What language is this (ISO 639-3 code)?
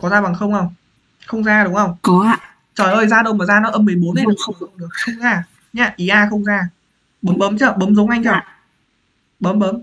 vie